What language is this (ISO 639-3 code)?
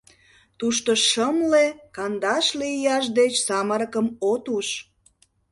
chm